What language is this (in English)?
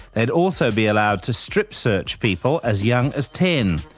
English